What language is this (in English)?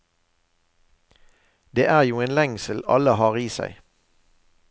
Norwegian